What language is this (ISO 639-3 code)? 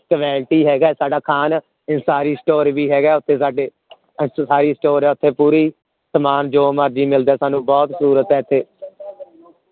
pan